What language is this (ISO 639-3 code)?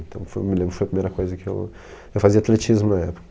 por